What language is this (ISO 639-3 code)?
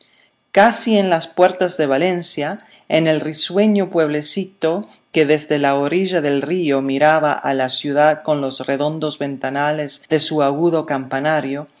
spa